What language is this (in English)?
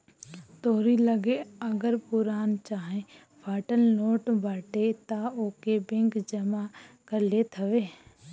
Bhojpuri